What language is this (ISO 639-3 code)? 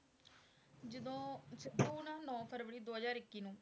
pan